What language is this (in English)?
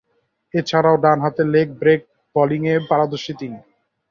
Bangla